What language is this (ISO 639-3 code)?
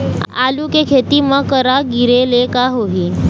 hne